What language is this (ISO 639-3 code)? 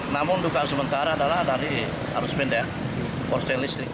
ind